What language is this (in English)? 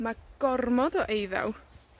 Welsh